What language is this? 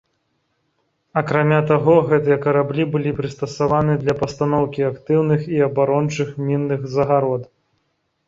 Belarusian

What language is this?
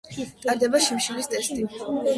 Georgian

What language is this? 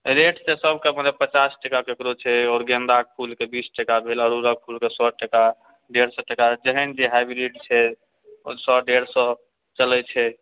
Maithili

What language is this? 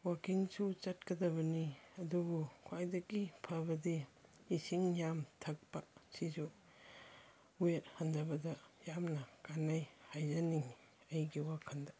Manipuri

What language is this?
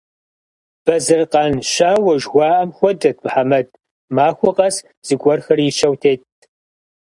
Kabardian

